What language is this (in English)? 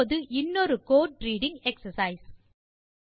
Tamil